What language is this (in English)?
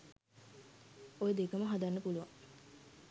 Sinhala